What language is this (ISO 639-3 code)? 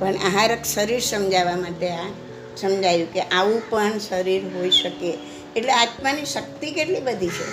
guj